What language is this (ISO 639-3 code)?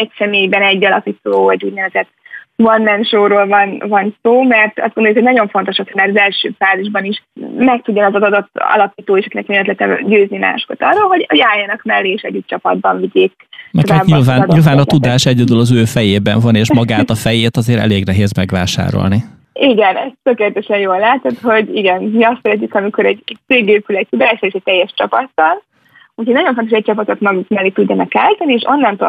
hun